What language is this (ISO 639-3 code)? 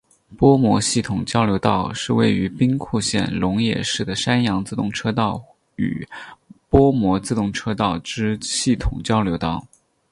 zho